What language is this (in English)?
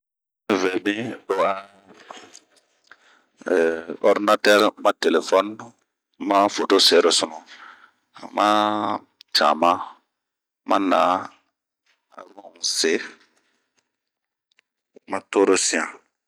Bomu